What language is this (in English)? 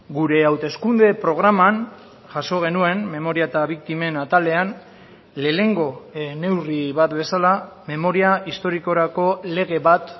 Basque